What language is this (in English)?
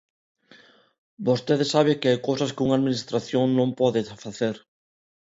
Galician